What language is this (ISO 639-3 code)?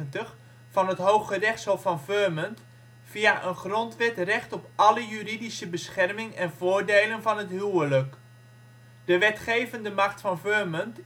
nld